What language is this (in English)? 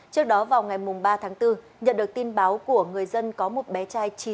Vietnamese